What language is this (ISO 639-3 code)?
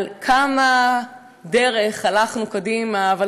heb